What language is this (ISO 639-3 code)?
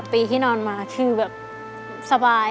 tha